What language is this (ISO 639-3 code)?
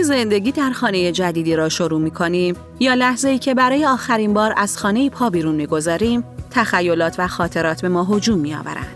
fas